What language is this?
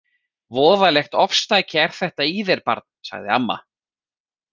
Icelandic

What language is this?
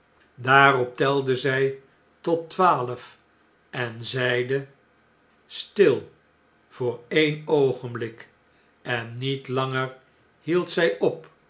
Dutch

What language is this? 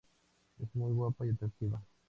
Spanish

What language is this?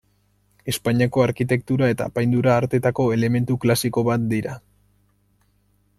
Basque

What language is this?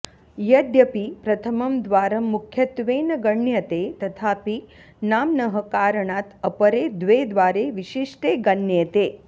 Sanskrit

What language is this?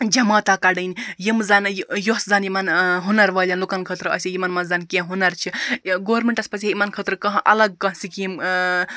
Kashmiri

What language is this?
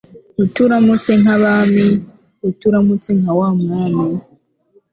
Kinyarwanda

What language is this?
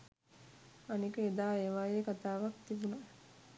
Sinhala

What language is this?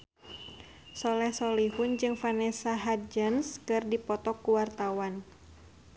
Sundanese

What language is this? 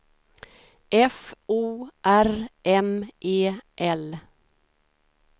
Swedish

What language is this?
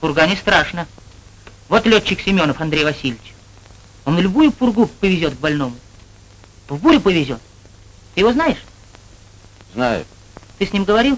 Russian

